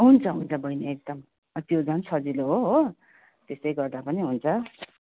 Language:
Nepali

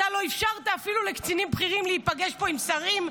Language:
Hebrew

